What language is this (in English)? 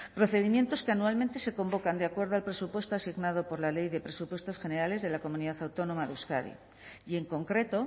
Spanish